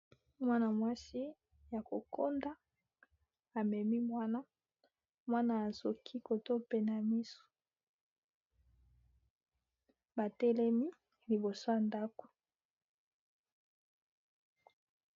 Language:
Lingala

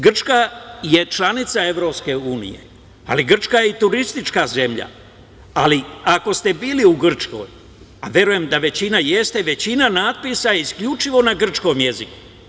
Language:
Serbian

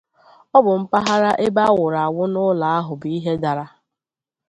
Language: Igbo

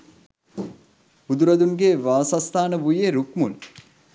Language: Sinhala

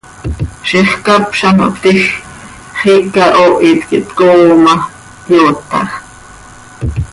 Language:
Seri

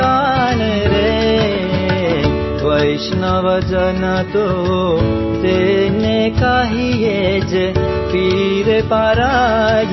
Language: Punjabi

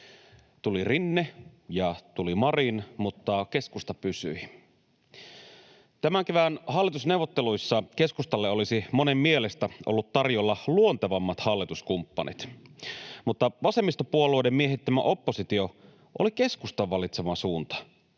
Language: Finnish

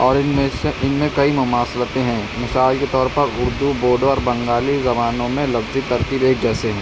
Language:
Urdu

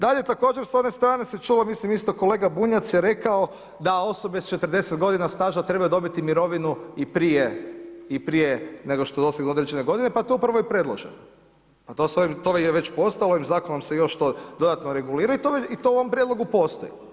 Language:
Croatian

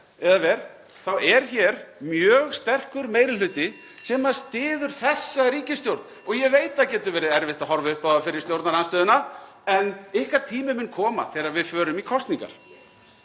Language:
Icelandic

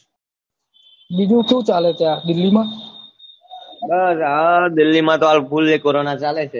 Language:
Gujarati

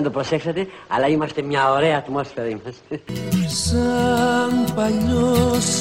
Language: Greek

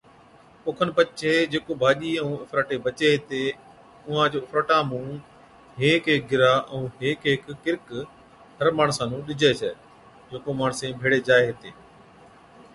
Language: Od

